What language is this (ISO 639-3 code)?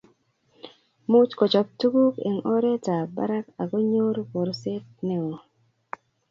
kln